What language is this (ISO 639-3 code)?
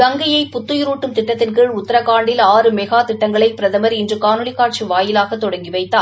tam